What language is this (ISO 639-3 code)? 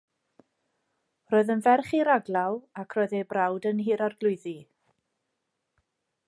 cym